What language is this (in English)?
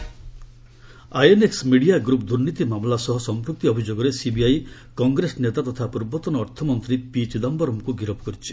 Odia